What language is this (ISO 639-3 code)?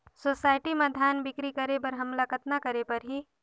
hne